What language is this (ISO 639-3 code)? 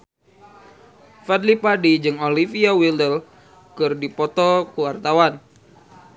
sun